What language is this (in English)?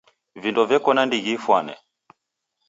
Taita